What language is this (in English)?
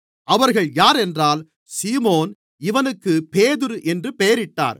Tamil